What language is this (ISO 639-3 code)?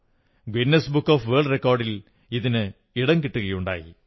mal